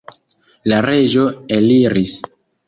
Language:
Esperanto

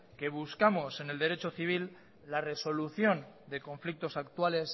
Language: Spanish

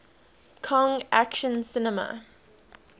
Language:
English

